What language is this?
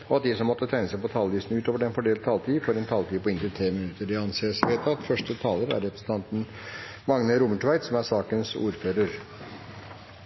Norwegian Bokmål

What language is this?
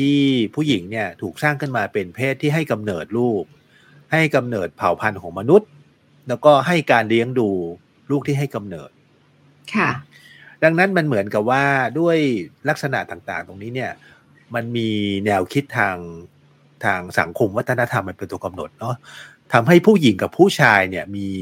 Thai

